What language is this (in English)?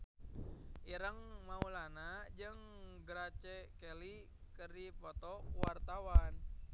Sundanese